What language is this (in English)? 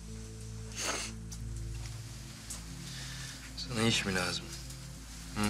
Turkish